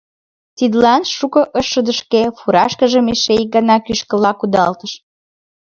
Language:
Mari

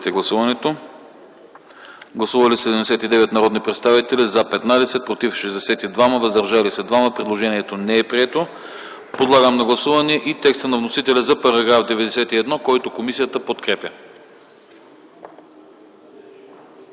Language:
Bulgarian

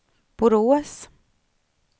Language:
Swedish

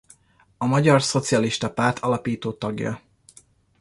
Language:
Hungarian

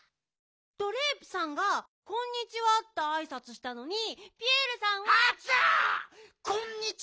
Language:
Japanese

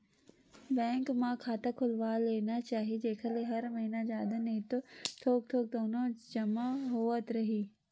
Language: Chhattisgarhi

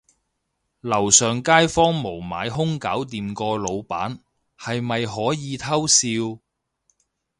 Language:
Cantonese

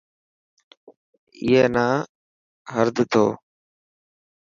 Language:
Dhatki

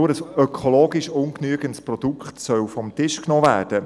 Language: Swiss German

